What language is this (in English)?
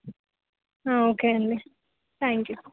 Telugu